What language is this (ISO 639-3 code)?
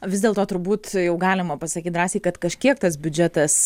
lit